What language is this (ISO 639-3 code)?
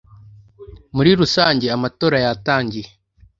kin